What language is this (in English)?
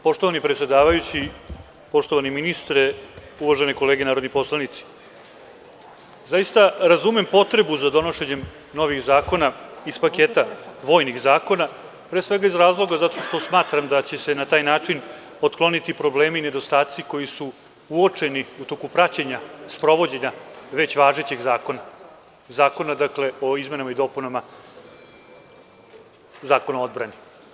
Serbian